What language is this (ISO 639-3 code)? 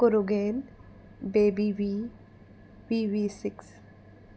kok